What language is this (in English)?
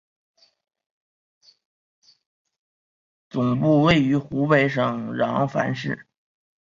Chinese